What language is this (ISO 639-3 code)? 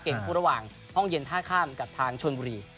tha